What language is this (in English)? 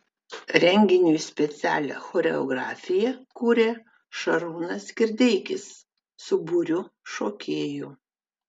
Lithuanian